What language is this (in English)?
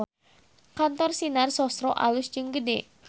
Sundanese